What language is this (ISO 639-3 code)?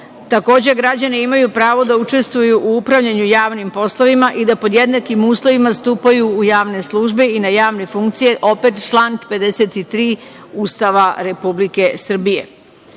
srp